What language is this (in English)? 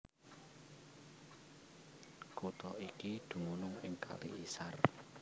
Javanese